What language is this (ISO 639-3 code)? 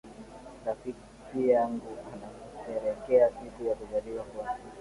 swa